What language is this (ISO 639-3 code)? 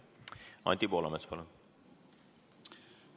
est